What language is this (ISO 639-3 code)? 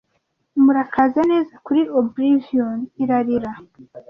kin